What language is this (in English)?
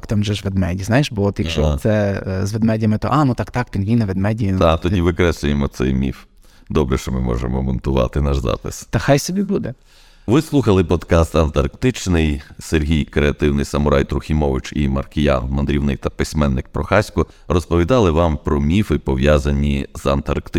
Ukrainian